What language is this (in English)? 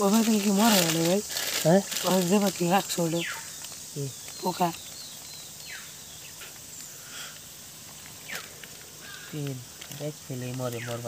Romanian